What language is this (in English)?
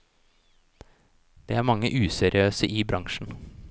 Norwegian